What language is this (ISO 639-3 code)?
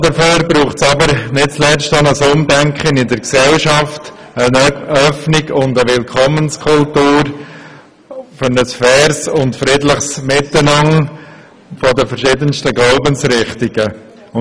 gsw